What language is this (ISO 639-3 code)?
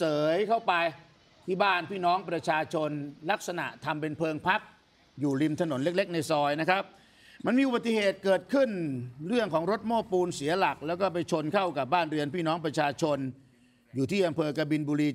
tha